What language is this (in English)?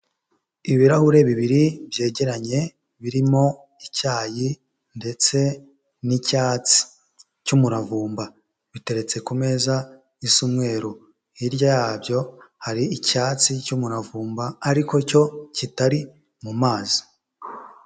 Kinyarwanda